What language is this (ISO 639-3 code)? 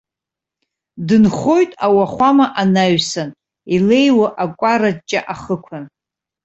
abk